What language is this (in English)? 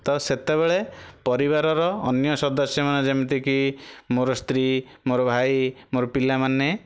Odia